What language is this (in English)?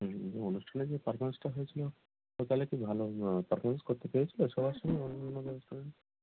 Bangla